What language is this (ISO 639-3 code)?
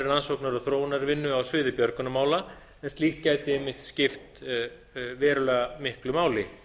isl